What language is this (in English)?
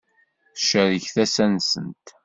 Kabyle